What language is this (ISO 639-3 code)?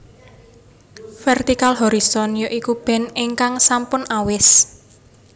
jav